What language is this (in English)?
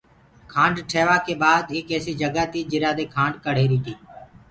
Gurgula